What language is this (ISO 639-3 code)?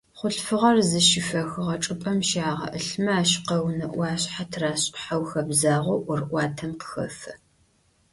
ady